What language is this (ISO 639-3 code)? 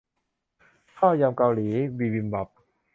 tha